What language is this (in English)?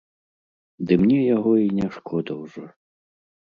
Belarusian